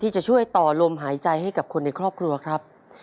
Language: Thai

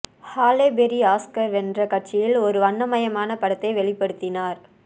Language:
Tamil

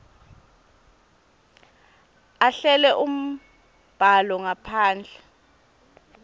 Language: Swati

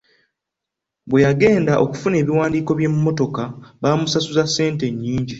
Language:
Ganda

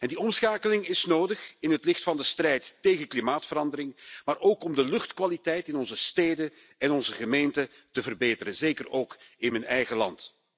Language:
Dutch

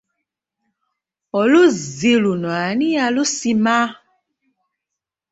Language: Ganda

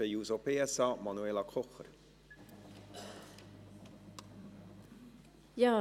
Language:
Swiss German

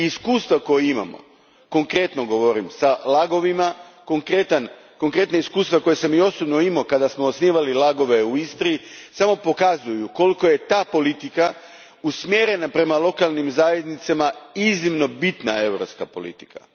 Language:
Croatian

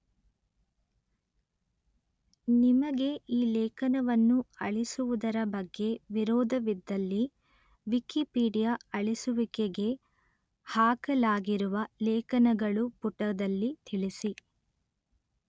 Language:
Kannada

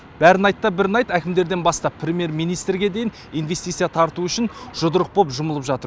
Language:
Kazakh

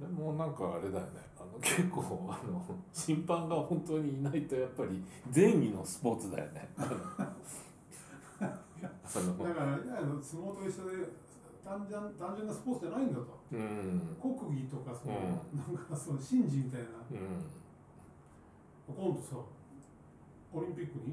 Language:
Japanese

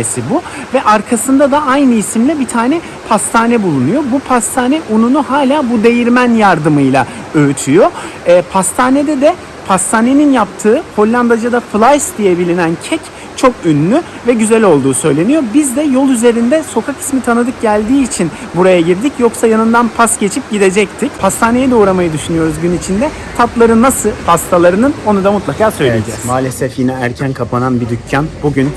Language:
Turkish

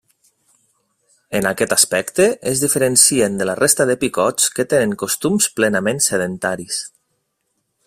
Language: Catalan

